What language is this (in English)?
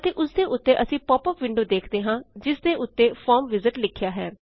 Punjabi